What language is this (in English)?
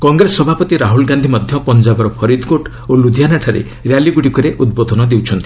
Odia